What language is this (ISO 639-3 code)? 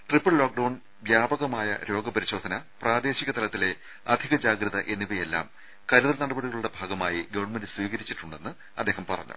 mal